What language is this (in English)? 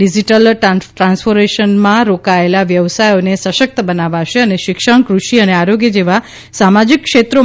Gujarati